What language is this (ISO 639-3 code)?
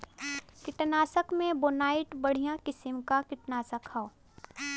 bho